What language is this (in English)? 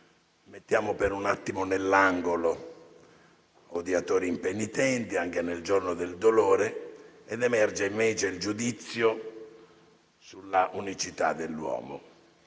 Italian